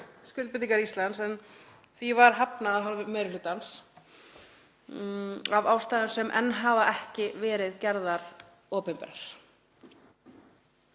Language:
Icelandic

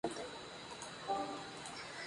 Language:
Spanish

